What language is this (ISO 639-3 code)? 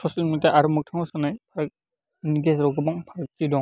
brx